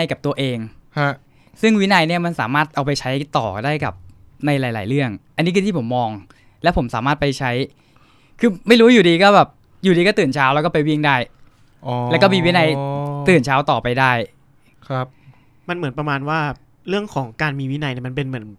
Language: Thai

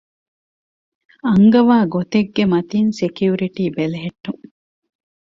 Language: Divehi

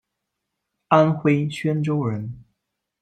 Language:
Chinese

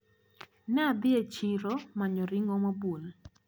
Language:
Luo (Kenya and Tanzania)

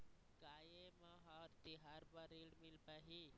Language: Chhattisgarhi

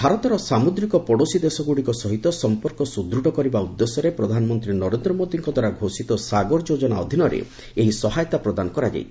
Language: Odia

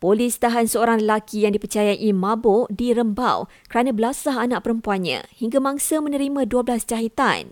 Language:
Malay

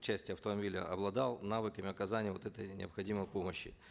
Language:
Kazakh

